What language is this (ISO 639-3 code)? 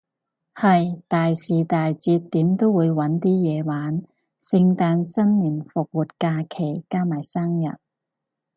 yue